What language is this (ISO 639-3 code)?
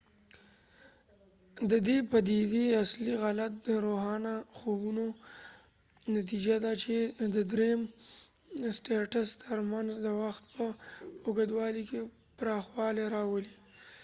pus